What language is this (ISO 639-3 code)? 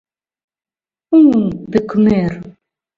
chm